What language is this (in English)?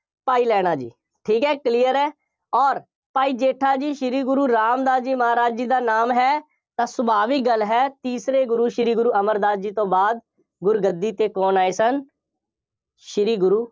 Punjabi